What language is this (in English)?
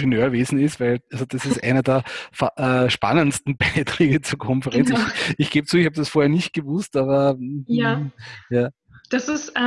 German